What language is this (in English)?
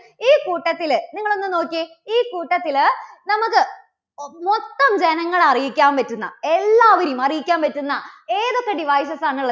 Malayalam